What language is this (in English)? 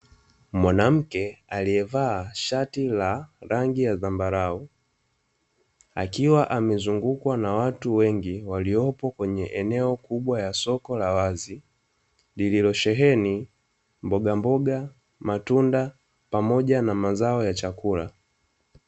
Swahili